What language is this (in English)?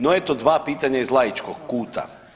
Croatian